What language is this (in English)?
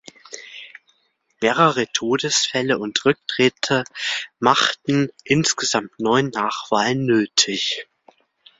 German